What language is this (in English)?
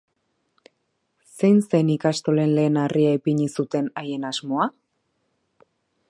Basque